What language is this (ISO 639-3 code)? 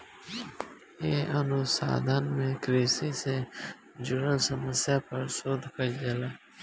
bho